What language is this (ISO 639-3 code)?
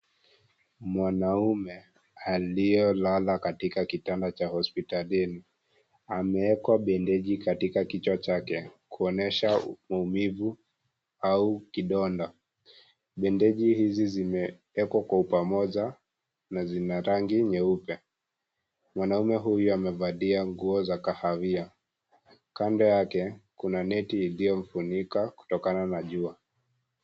swa